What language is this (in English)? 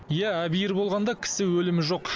Kazakh